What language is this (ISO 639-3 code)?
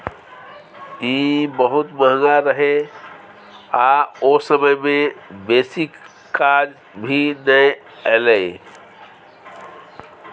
mai